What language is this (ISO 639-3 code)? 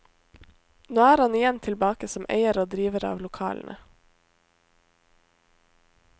nor